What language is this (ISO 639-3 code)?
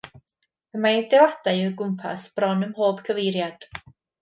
cym